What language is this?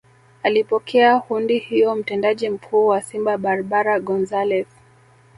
Swahili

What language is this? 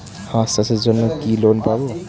Bangla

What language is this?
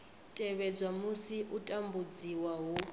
Venda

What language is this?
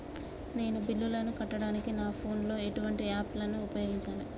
Telugu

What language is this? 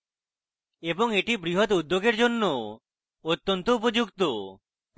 Bangla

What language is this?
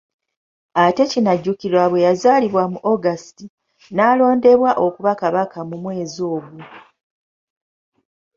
Ganda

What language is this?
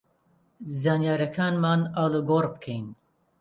Central Kurdish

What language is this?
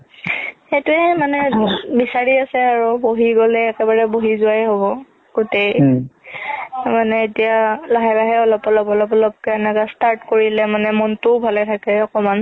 Assamese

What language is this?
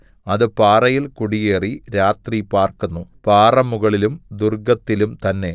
Malayalam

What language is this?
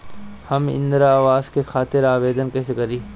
Bhojpuri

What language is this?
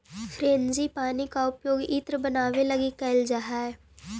Magahi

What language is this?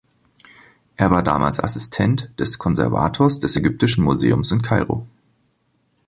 German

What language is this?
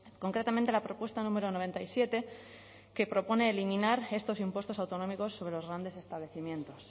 Spanish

